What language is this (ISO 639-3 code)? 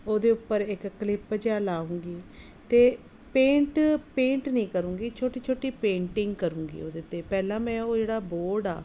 pan